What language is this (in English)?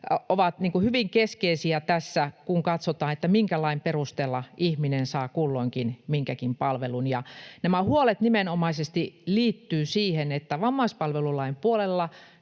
Finnish